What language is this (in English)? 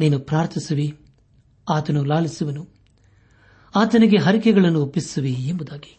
Kannada